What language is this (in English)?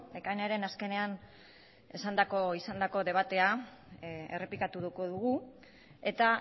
Basque